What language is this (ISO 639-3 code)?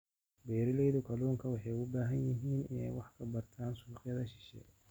som